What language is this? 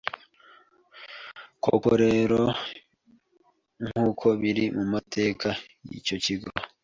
Kinyarwanda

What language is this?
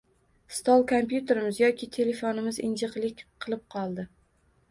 Uzbek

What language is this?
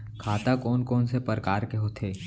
Chhattisgarhi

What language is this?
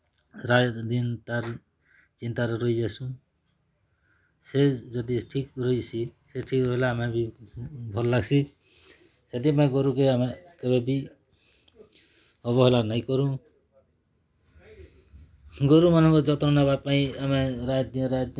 Odia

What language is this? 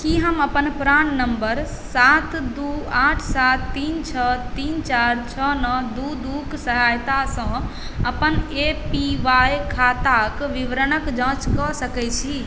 Maithili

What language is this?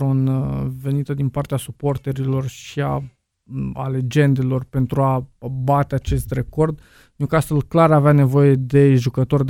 Romanian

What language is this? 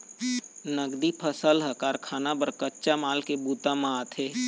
Chhattisgarhi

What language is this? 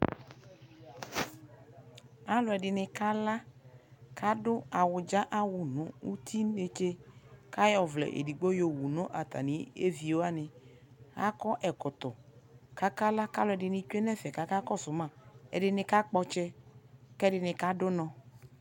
Ikposo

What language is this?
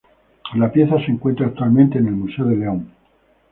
Spanish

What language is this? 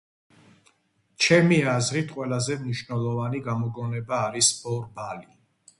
Georgian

